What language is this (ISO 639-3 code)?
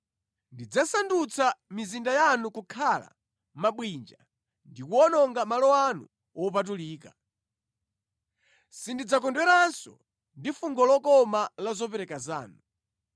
nya